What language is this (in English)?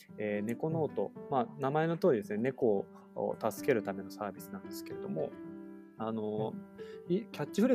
Japanese